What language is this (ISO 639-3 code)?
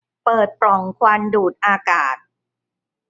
tha